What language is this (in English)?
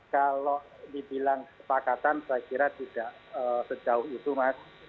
Indonesian